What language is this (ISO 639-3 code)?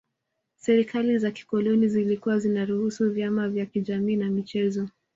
swa